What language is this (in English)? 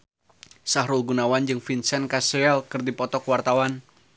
Sundanese